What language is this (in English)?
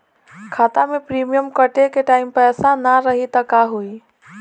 Bhojpuri